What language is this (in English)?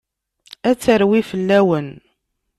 Kabyle